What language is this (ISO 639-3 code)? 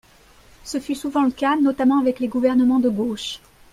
fra